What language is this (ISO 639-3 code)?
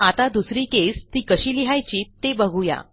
mar